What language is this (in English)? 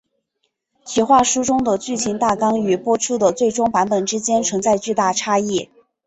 Chinese